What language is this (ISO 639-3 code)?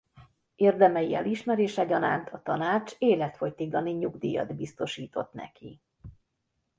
hun